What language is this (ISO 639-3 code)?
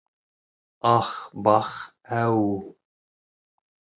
bak